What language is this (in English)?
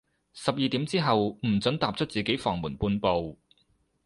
Cantonese